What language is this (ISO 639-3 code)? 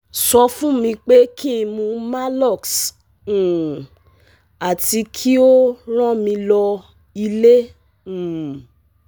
yor